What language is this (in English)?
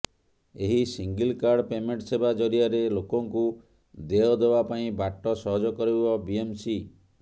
Odia